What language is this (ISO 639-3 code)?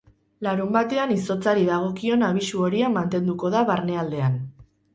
eus